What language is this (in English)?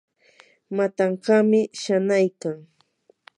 Yanahuanca Pasco Quechua